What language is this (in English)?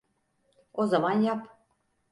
Turkish